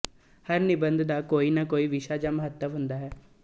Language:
Punjabi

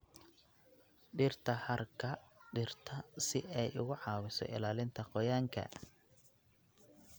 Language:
Somali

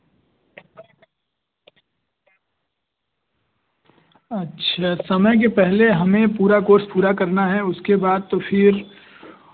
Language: Hindi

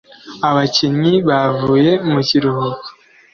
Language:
Kinyarwanda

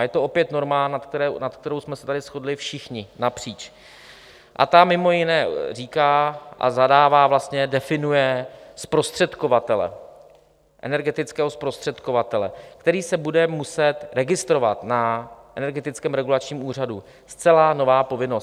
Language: Czech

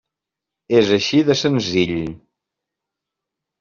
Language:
Catalan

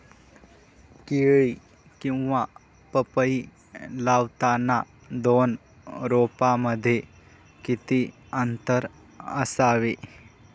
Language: Marathi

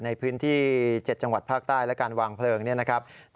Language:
Thai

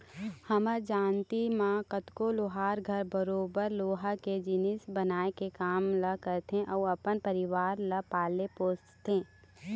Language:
Chhattisgarhi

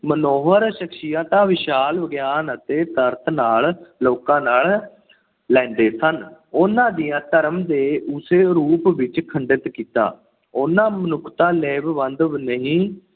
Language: Punjabi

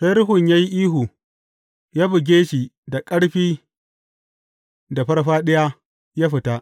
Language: Hausa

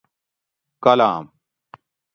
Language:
Gawri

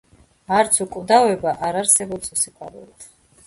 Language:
Georgian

